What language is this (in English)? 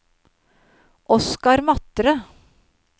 Norwegian